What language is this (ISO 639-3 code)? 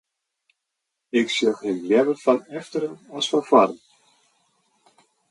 fry